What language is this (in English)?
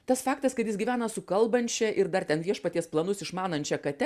Lithuanian